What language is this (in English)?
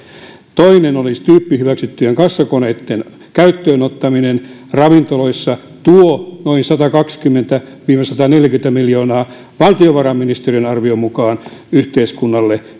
Finnish